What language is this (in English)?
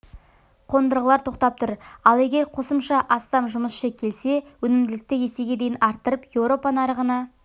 Kazakh